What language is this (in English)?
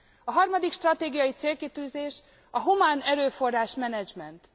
Hungarian